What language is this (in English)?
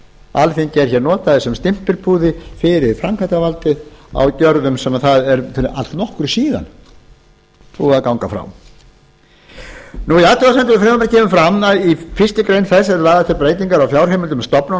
Icelandic